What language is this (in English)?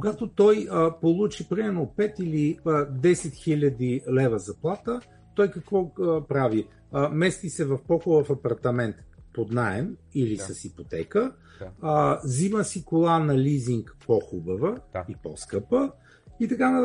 Bulgarian